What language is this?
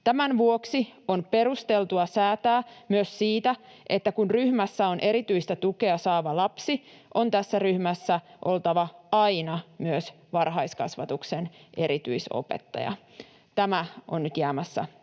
Finnish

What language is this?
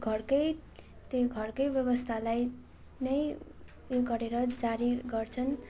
Nepali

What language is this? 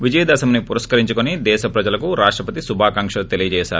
Telugu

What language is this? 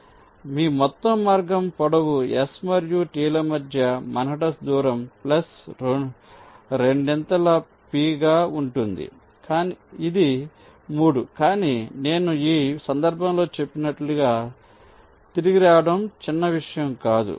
Telugu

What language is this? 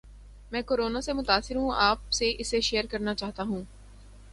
Urdu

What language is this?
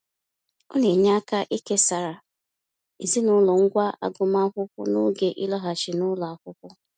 Igbo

